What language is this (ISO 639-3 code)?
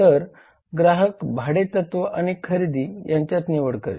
mar